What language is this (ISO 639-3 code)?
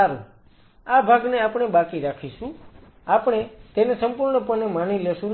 guj